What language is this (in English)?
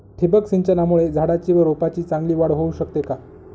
Marathi